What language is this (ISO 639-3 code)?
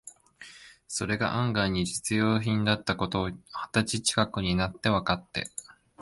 jpn